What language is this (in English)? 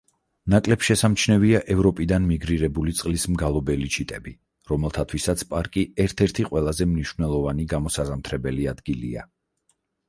Georgian